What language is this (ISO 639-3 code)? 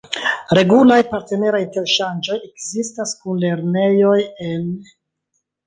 epo